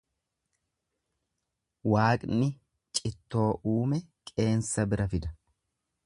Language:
Oromo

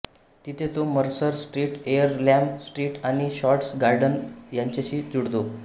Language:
Marathi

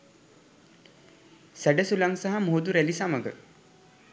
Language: Sinhala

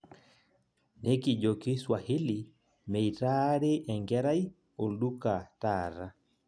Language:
Masai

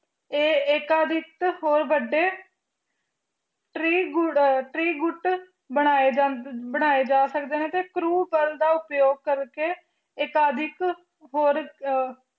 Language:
Punjabi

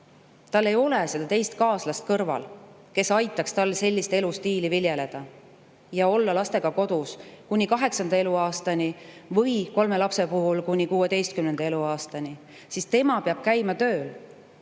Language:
Estonian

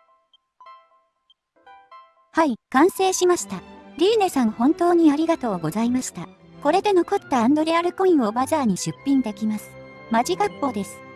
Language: Japanese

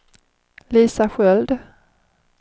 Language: Swedish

